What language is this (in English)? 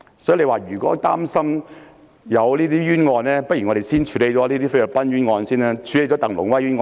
Cantonese